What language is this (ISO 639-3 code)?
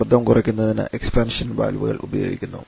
mal